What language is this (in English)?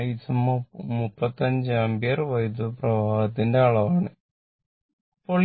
Malayalam